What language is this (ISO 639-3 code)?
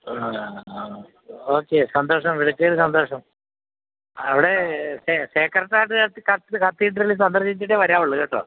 mal